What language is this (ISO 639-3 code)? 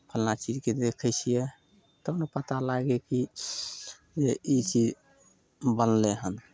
mai